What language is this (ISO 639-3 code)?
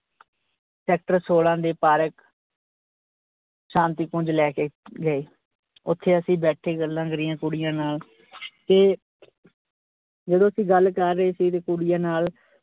pan